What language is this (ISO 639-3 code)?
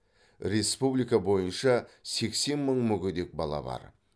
kaz